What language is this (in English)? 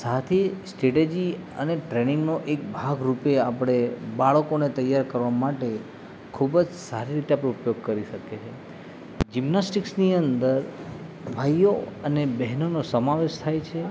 Gujarati